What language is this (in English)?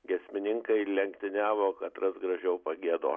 Lithuanian